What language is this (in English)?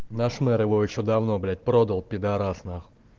Russian